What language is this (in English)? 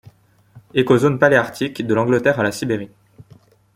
French